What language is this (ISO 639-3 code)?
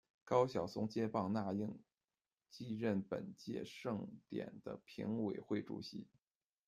zho